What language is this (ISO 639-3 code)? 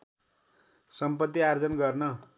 nep